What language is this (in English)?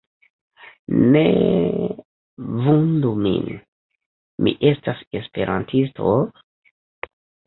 Esperanto